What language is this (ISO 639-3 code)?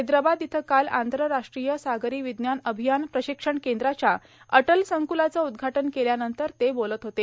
mar